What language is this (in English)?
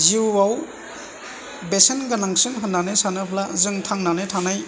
Bodo